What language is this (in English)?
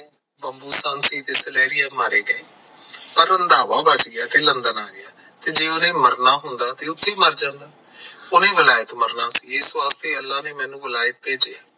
Punjabi